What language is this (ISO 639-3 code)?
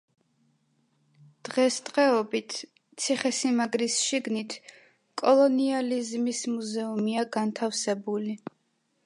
kat